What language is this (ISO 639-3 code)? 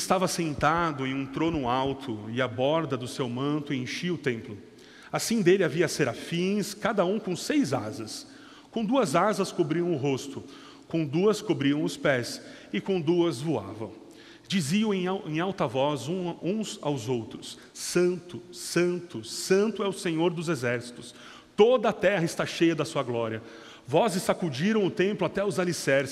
por